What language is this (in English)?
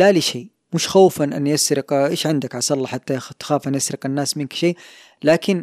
Arabic